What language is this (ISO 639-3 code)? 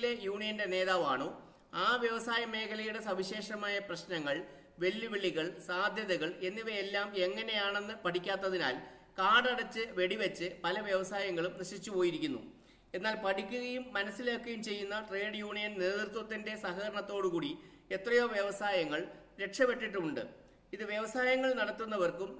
mal